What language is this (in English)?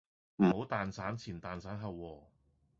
Cantonese